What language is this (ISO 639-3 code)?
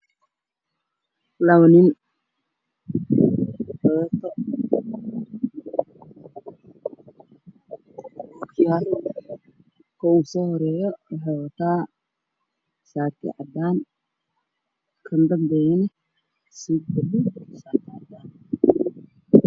som